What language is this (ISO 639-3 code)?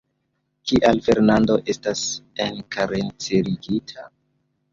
epo